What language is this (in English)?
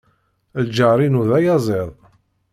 Kabyle